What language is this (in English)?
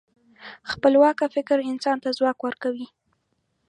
Pashto